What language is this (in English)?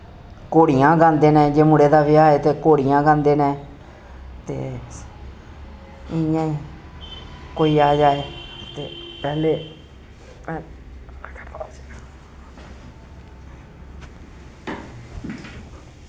Dogri